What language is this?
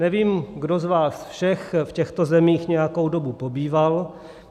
Czech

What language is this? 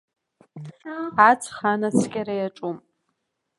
Abkhazian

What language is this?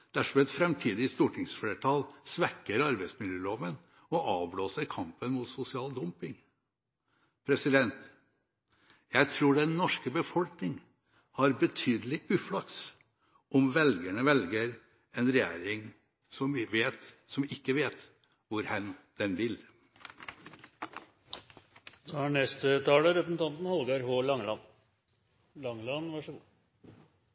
Norwegian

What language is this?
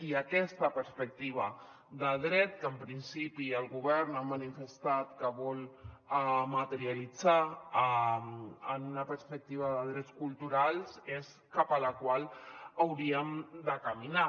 Catalan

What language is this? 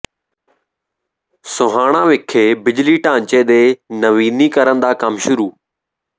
Punjabi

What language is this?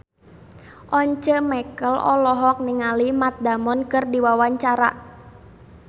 Sundanese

